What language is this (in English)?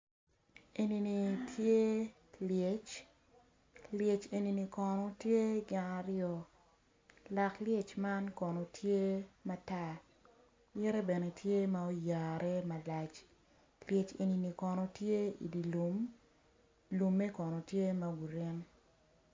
Acoli